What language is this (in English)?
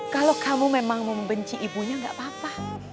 Indonesian